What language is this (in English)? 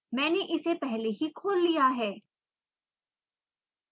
Hindi